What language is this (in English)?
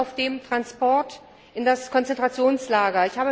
German